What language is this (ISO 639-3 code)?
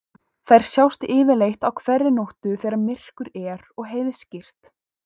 isl